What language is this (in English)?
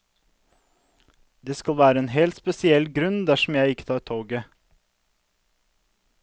Norwegian